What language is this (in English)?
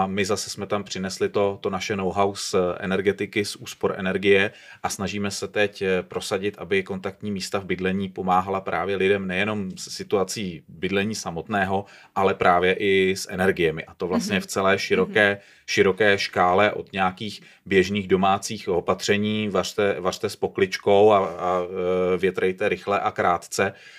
Czech